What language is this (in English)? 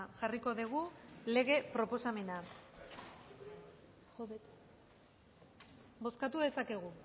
Basque